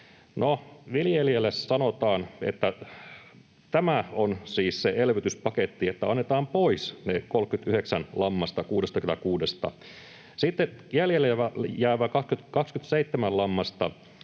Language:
Finnish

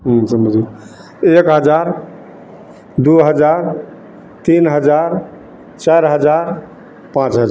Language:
Maithili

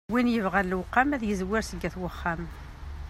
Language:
Kabyle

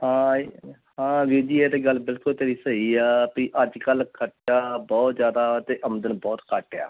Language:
Punjabi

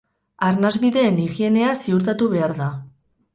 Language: Basque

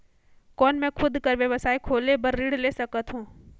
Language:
Chhattisgarhi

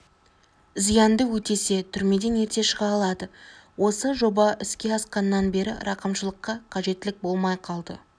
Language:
Kazakh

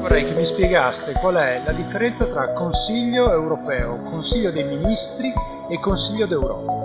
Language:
Italian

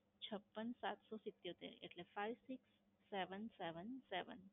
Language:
Gujarati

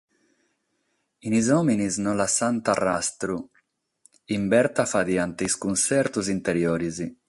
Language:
Sardinian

